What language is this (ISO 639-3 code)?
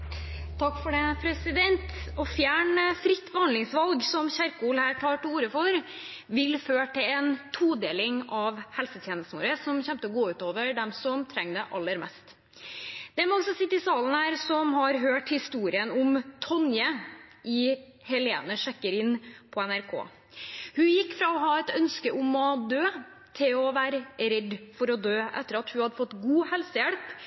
nob